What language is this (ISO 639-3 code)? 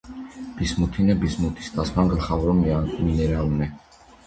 hye